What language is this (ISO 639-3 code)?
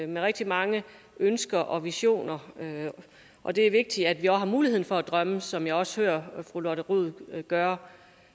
dan